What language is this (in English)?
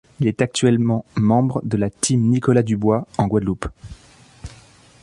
French